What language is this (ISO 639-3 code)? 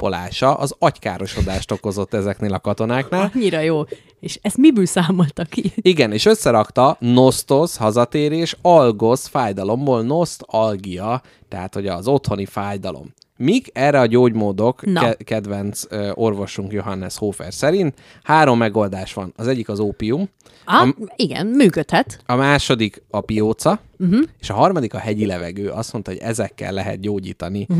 hun